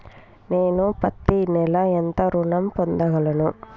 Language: Telugu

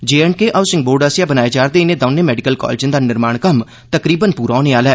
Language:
Dogri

